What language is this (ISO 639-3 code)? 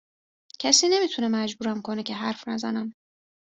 fas